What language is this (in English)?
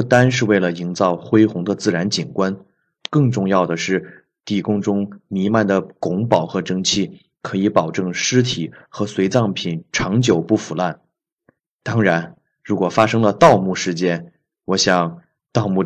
Chinese